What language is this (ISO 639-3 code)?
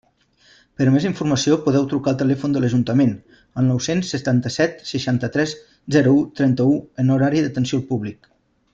cat